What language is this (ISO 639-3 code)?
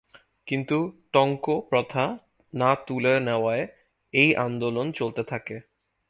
ben